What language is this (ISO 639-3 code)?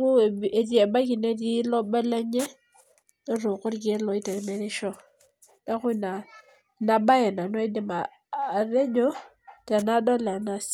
mas